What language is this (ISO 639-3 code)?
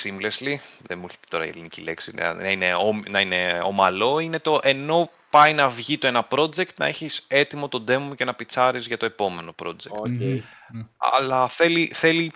ell